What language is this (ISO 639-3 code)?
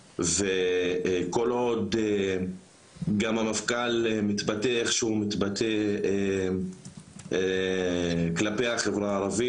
heb